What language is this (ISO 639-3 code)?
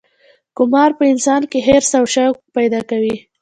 pus